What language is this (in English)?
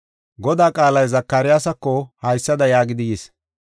Gofa